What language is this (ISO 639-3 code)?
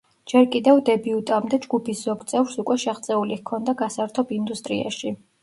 kat